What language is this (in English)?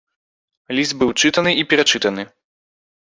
Belarusian